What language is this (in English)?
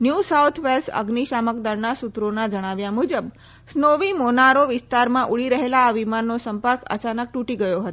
Gujarati